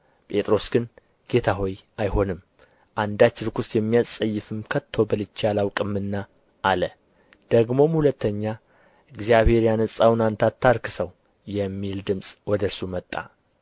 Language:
Amharic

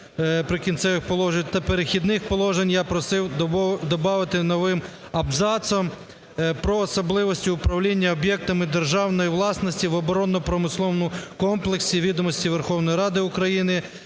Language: Ukrainian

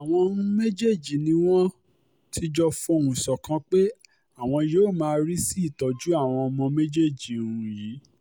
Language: Yoruba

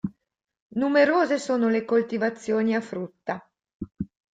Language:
Italian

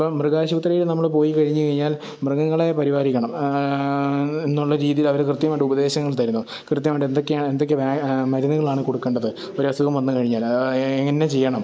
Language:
Malayalam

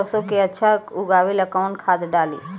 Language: Bhojpuri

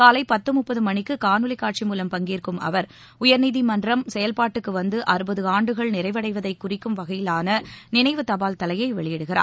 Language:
Tamil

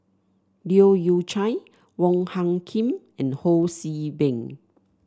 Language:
English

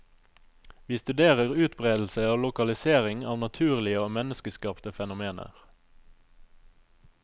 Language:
Norwegian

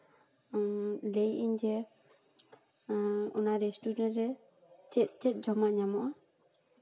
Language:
Santali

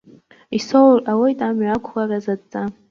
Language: Abkhazian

